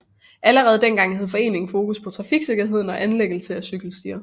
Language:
Danish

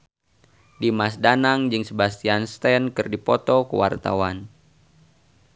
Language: Sundanese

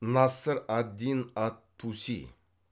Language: Kazakh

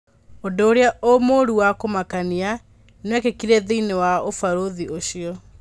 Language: Kikuyu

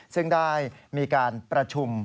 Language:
Thai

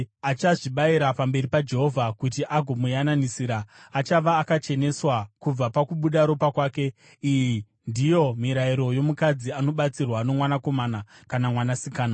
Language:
Shona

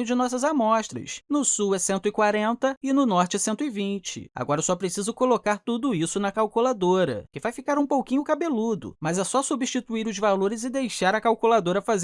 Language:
Portuguese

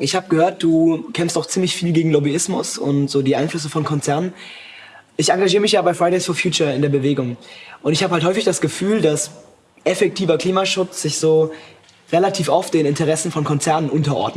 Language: German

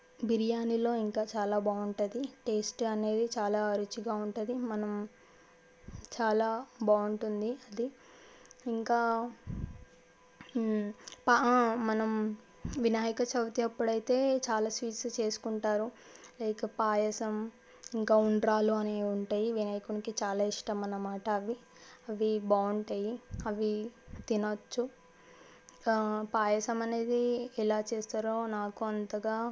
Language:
Telugu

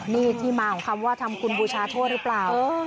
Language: Thai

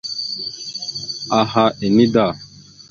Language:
Mada (Cameroon)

